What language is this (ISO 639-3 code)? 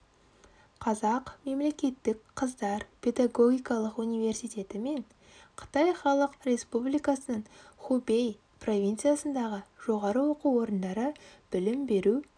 kaz